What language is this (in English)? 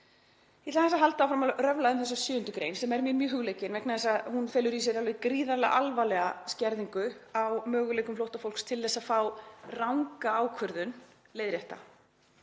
Icelandic